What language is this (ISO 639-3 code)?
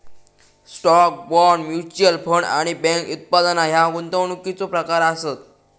mar